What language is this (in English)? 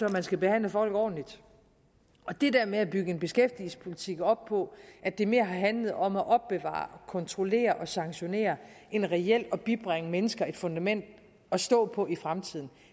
Danish